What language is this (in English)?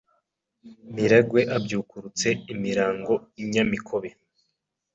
Kinyarwanda